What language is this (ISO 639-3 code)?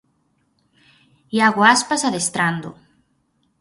glg